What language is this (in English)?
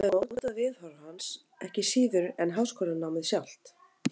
Icelandic